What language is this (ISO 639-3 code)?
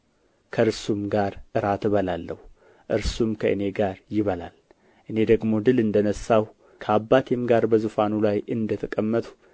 amh